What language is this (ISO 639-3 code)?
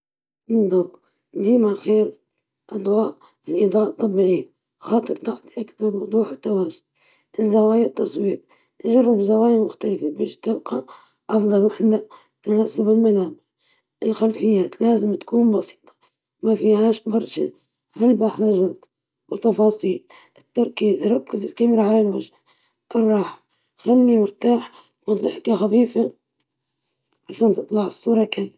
ayl